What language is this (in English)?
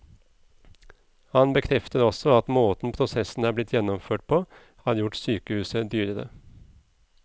Norwegian